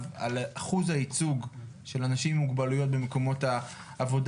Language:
Hebrew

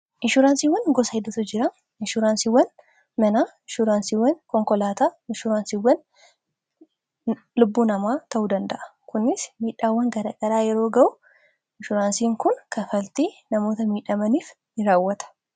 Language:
Oromo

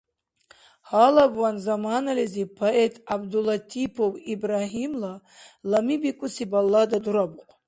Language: Dargwa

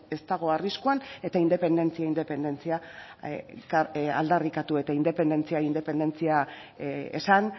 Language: Basque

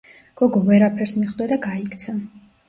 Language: Georgian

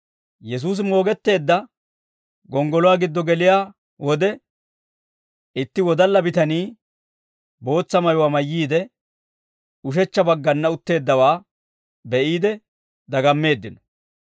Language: Dawro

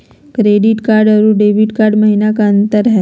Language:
Magahi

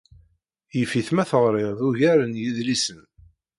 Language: Kabyle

